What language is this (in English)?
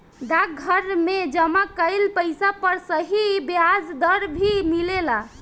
Bhojpuri